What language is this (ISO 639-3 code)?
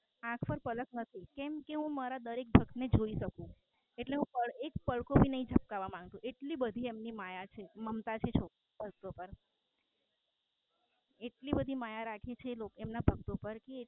guj